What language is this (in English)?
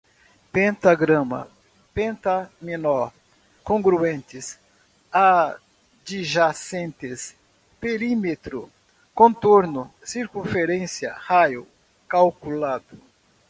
Portuguese